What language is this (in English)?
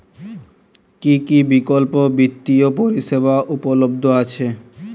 Bangla